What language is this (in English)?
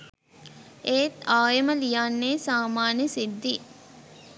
Sinhala